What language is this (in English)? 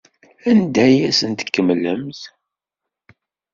Kabyle